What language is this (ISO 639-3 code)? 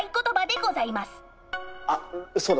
jpn